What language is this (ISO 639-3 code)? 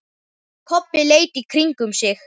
isl